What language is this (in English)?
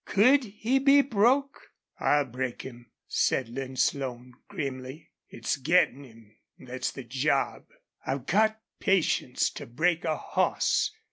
English